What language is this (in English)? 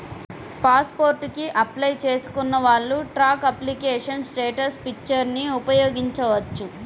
Telugu